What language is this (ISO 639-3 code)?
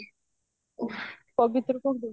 ori